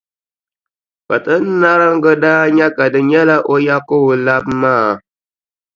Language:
Dagbani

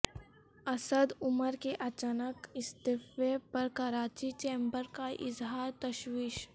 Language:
Urdu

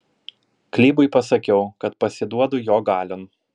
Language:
Lithuanian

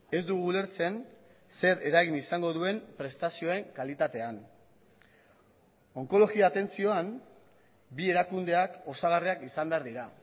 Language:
Basque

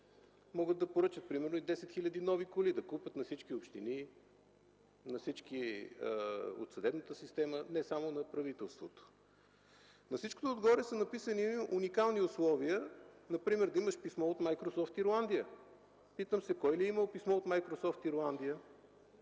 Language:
Bulgarian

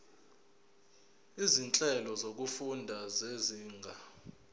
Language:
Zulu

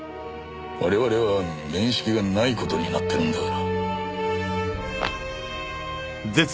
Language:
Japanese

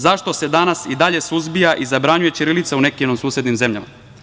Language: Serbian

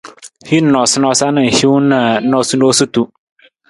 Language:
Nawdm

